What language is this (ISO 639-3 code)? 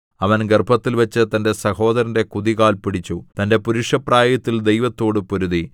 mal